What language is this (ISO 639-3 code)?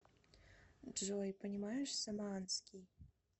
rus